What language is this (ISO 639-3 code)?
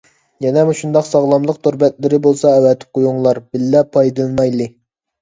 uig